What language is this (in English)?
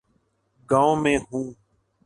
Urdu